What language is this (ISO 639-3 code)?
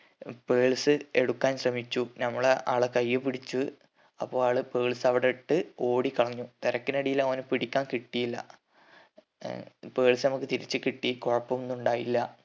mal